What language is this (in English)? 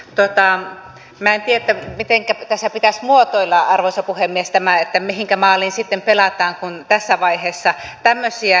Finnish